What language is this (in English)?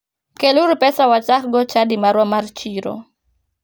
Luo (Kenya and Tanzania)